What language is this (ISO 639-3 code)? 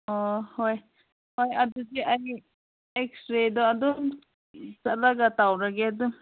mni